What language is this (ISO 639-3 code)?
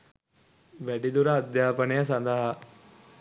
sin